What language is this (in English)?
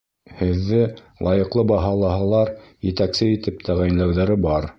Bashkir